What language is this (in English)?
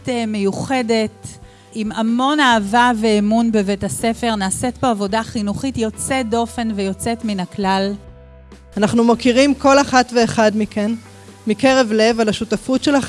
Hebrew